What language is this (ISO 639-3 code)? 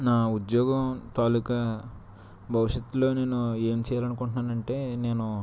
tel